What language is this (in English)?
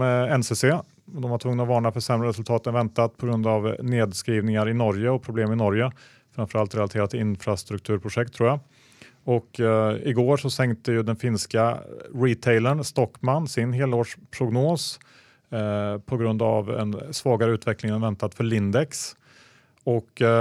Swedish